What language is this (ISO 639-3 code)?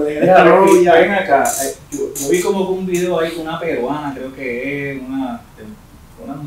spa